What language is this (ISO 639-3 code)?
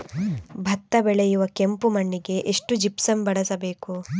kan